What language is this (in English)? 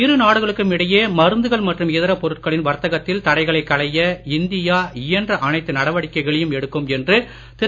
Tamil